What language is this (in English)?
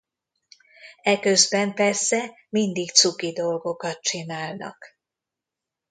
Hungarian